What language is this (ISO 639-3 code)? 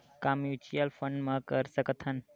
hne